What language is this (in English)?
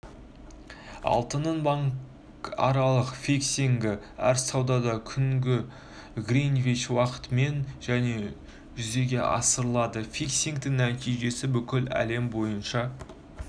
Kazakh